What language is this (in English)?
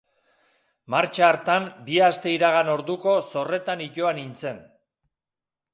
Basque